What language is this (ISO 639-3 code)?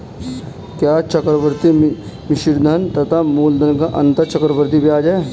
hin